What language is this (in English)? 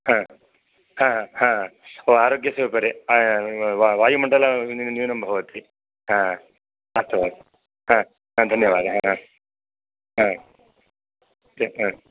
Sanskrit